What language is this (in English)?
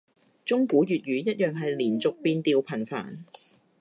Cantonese